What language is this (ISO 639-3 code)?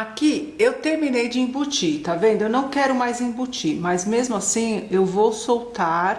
por